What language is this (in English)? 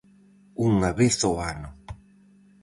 Galician